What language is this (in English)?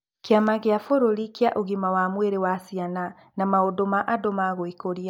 Kikuyu